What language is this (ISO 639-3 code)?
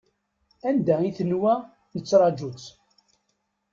kab